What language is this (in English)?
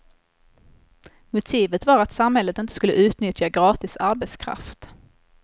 Swedish